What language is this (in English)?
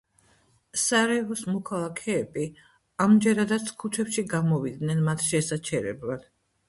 Georgian